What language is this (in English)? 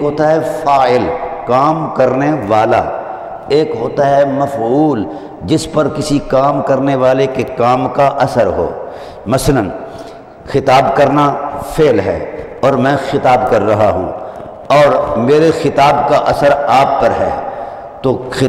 Hindi